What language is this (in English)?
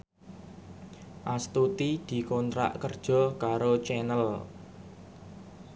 Javanese